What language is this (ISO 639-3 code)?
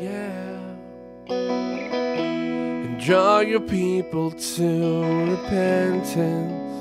eng